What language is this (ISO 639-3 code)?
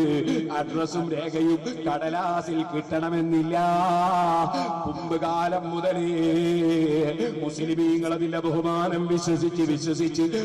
ara